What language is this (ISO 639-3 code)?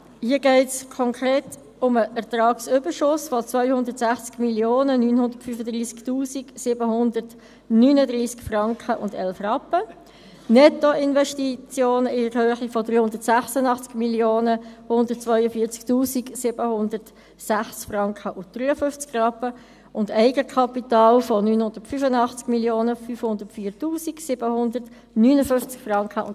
gsw